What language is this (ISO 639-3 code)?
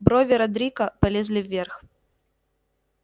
rus